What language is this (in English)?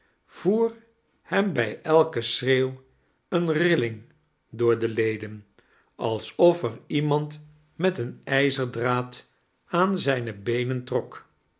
Dutch